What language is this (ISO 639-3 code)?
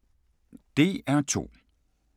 dan